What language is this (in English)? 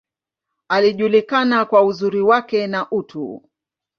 Swahili